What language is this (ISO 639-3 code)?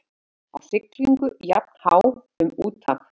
isl